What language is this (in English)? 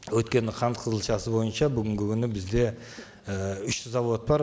Kazakh